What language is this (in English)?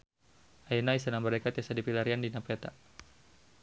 Sundanese